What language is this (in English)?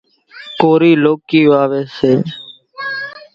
Kachi Koli